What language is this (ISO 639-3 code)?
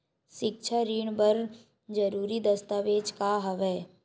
hne